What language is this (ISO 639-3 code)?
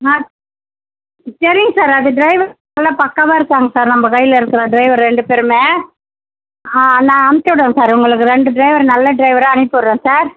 tam